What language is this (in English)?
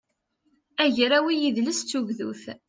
Kabyle